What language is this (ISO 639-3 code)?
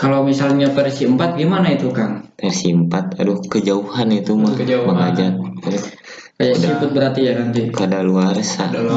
ind